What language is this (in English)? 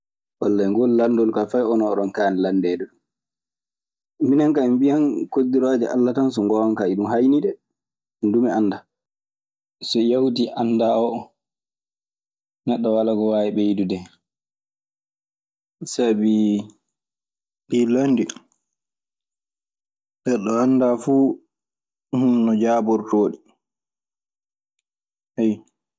Maasina Fulfulde